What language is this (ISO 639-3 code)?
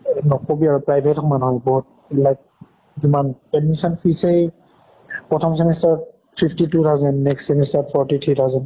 asm